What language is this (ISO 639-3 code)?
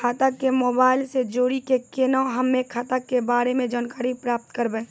mai